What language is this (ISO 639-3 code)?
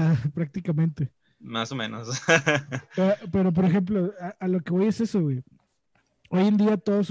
spa